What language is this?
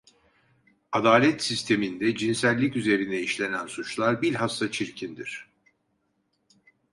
Turkish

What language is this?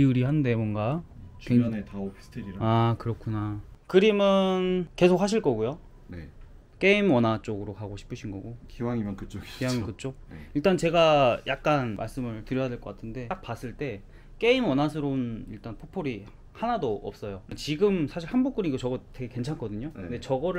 Korean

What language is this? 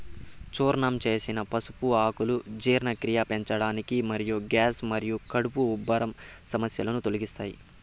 Telugu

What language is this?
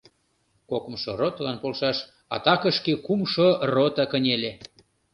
Mari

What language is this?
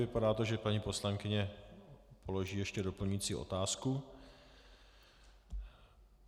Czech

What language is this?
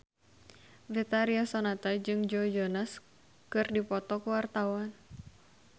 Sundanese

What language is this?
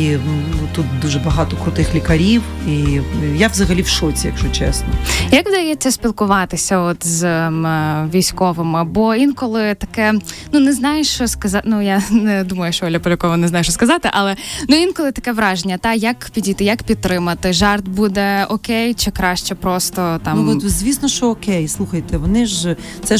Ukrainian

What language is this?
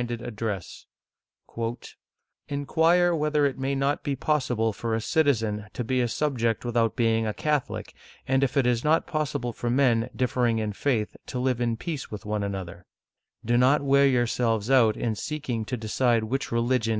English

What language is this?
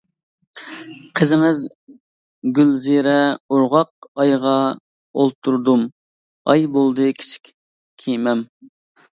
Uyghur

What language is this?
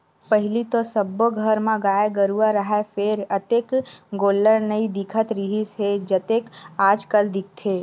Chhattisgarhi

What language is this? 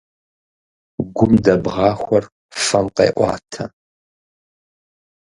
Kabardian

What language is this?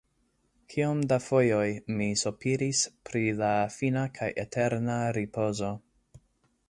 Esperanto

